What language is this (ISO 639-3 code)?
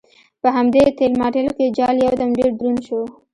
pus